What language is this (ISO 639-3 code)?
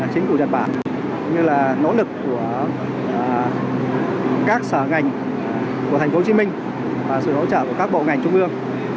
vie